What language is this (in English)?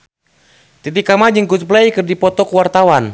Sundanese